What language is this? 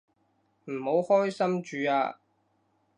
Cantonese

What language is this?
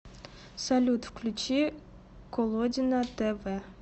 Russian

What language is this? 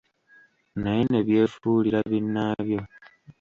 Ganda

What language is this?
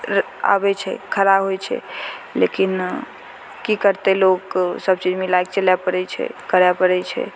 Maithili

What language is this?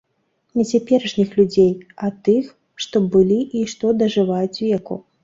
Belarusian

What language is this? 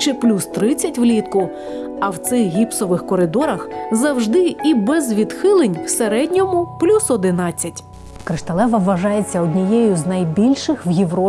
Ukrainian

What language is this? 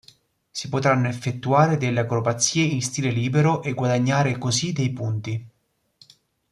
Italian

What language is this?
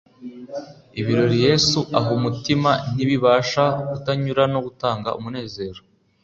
Kinyarwanda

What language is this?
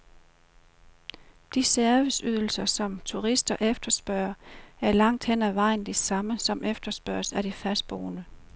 Danish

